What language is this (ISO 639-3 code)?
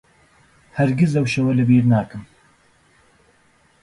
ckb